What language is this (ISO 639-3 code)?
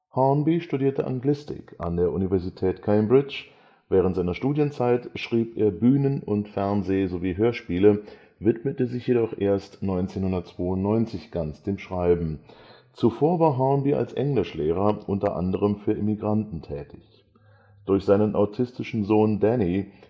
deu